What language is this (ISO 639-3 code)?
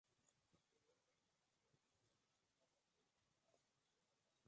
spa